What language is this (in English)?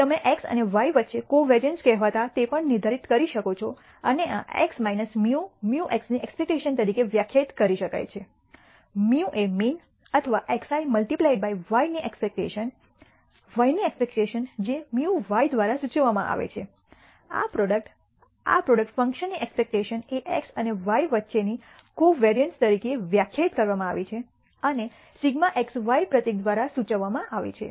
Gujarati